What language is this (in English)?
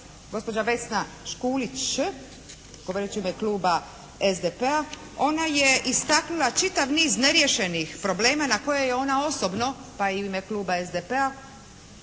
Croatian